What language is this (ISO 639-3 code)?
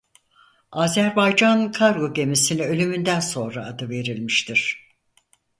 tur